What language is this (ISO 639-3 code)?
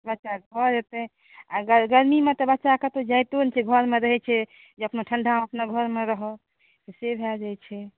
mai